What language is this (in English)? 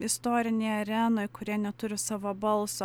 Lithuanian